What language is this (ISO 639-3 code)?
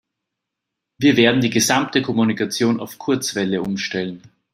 deu